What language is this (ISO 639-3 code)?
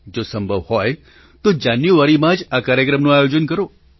guj